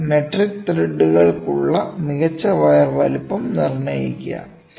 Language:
Malayalam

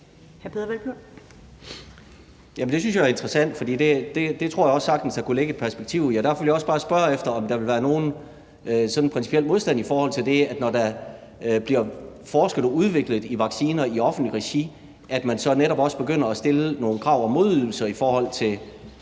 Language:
Danish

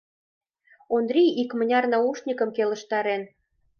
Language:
Mari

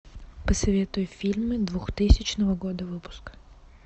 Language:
Russian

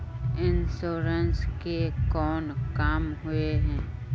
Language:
Magahi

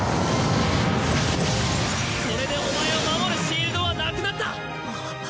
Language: Japanese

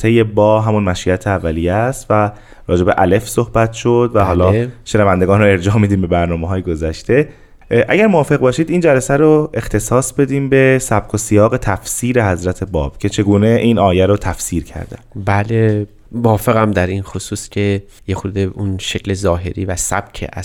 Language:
Persian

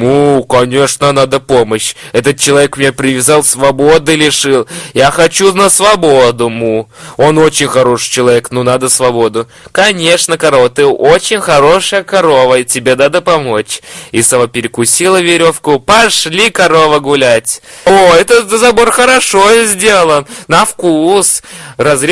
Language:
Russian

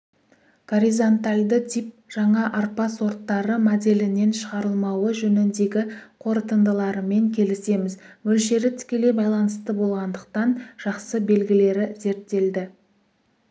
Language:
Kazakh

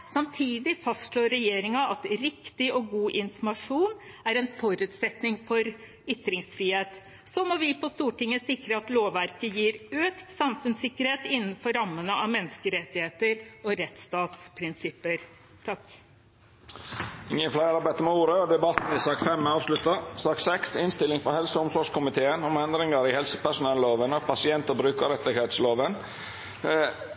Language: Norwegian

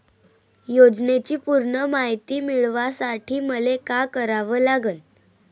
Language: Marathi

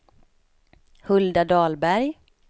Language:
Swedish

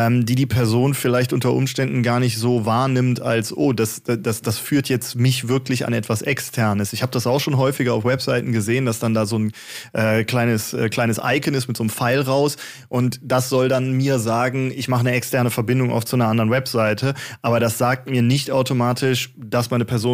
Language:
German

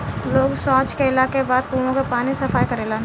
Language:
Bhojpuri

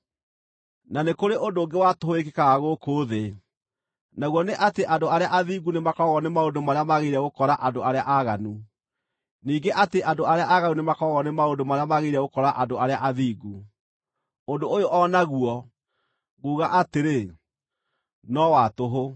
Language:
Kikuyu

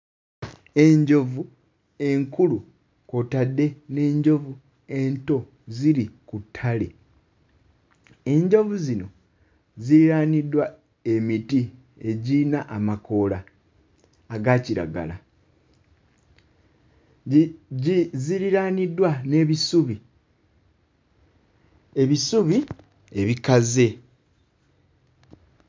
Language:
Ganda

